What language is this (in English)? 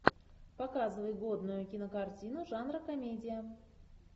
Russian